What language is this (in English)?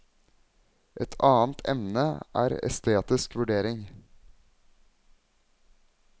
Norwegian